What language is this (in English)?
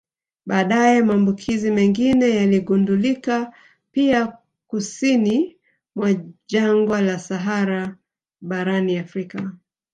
Swahili